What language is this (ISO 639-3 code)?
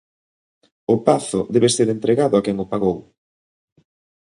glg